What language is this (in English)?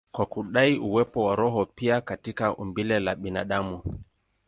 Swahili